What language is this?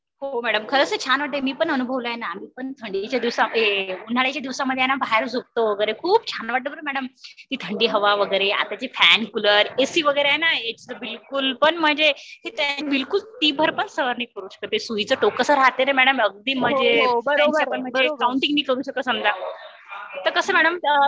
Marathi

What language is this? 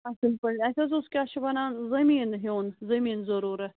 Kashmiri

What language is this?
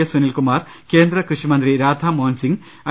Malayalam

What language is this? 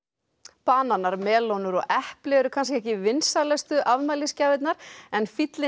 Icelandic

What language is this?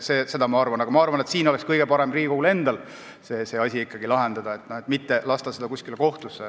Estonian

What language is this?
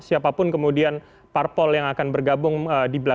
Indonesian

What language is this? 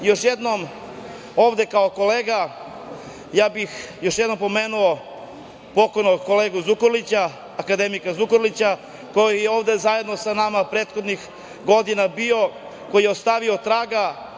Serbian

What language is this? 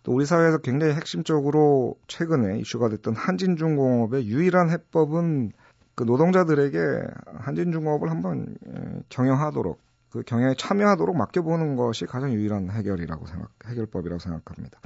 Korean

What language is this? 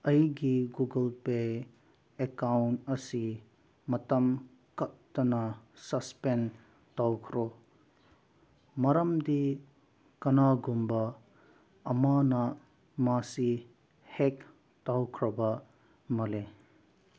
Manipuri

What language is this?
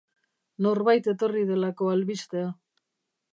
Basque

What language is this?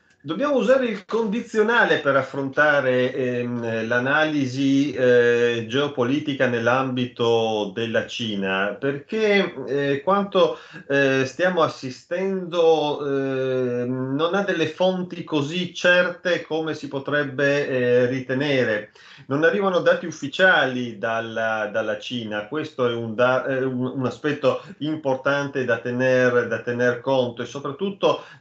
Italian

